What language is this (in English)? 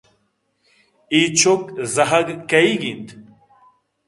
Eastern Balochi